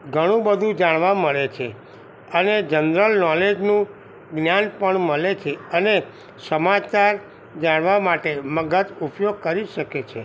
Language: Gujarati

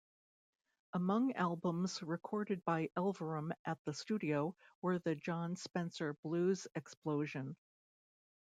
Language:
English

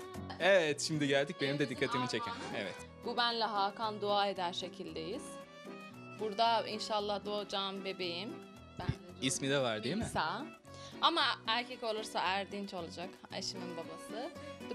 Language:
Turkish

